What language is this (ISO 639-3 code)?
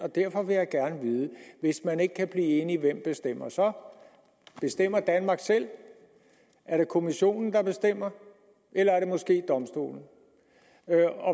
dan